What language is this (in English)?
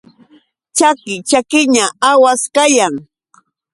Yauyos Quechua